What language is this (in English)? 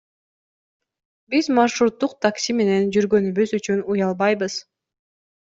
Kyrgyz